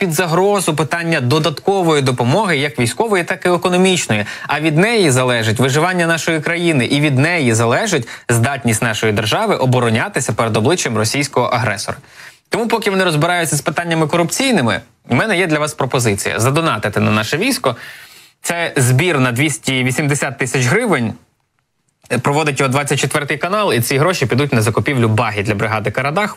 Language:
Ukrainian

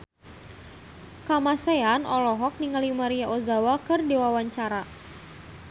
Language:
Sundanese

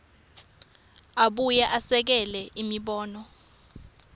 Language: Swati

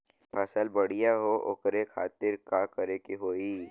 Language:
Bhojpuri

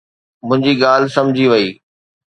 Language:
Sindhi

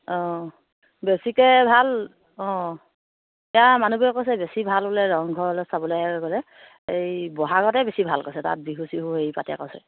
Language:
Assamese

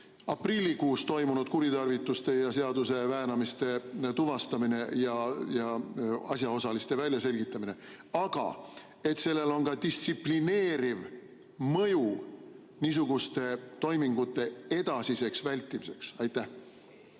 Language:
Estonian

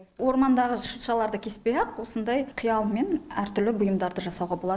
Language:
Kazakh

